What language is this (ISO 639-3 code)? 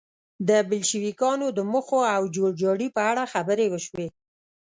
pus